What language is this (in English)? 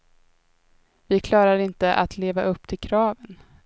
Swedish